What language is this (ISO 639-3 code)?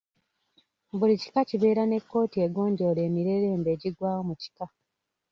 lug